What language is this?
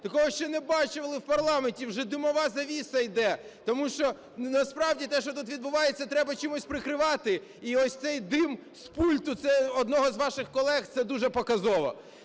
Ukrainian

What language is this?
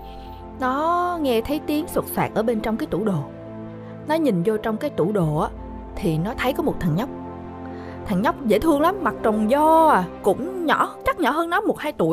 Vietnamese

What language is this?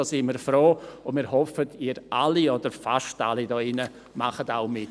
Swiss German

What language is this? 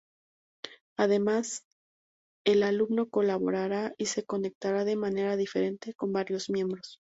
Spanish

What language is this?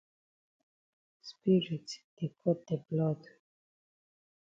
Cameroon Pidgin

